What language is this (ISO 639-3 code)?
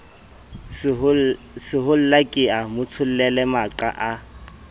sot